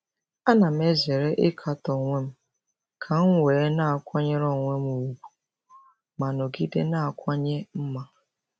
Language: Igbo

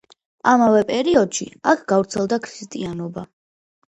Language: Georgian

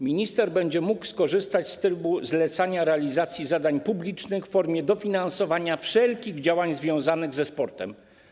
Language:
Polish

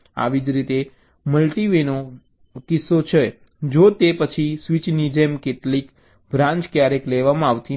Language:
Gujarati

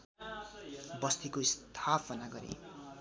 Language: Nepali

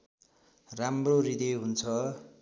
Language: Nepali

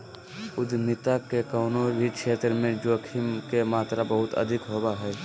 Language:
Magahi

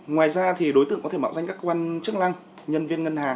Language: Vietnamese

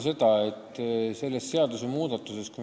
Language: Estonian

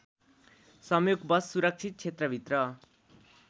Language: Nepali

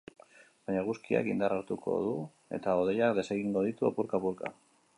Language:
Basque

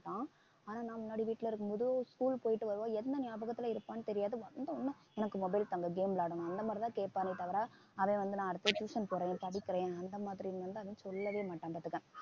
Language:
Tamil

